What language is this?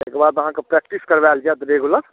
Maithili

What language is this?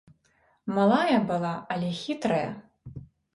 Belarusian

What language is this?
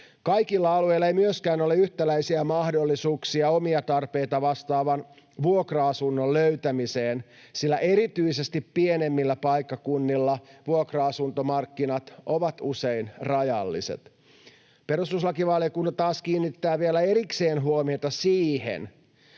Finnish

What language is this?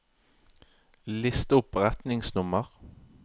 Norwegian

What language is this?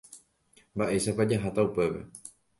Guarani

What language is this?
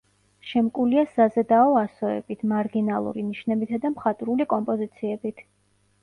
Georgian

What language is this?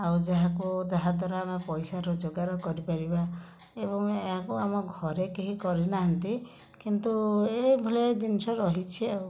Odia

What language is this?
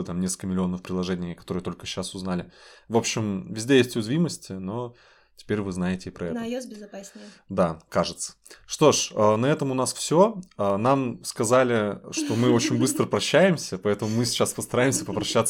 Russian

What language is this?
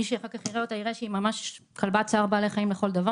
Hebrew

